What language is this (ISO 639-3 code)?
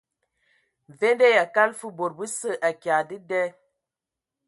ewo